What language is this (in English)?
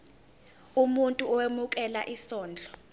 Zulu